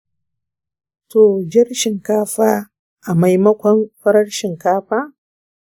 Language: Hausa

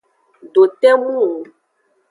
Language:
Aja (Benin)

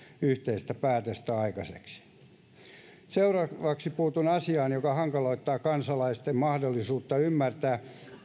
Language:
Finnish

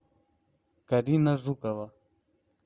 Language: Russian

